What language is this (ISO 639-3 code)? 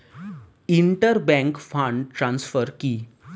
ben